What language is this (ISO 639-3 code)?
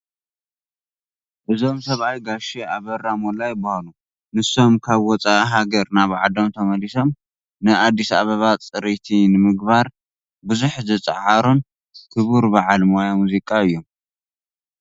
tir